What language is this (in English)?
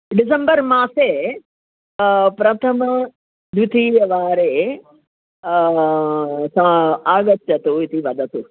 Sanskrit